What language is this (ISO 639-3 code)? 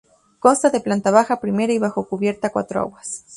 spa